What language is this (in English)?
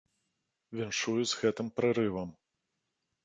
Belarusian